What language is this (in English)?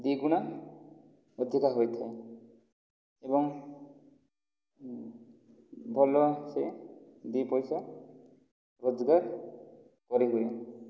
Odia